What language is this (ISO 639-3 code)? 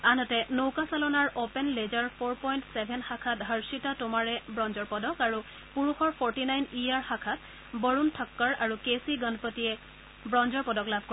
asm